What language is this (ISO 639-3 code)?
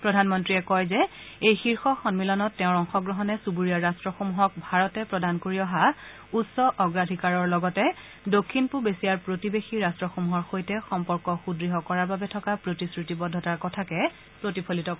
asm